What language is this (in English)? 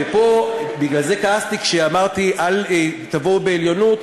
Hebrew